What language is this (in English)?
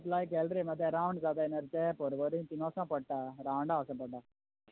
Konkani